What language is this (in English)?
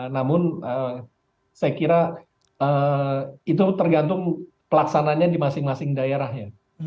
Indonesian